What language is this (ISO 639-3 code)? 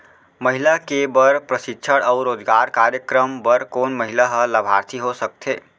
hne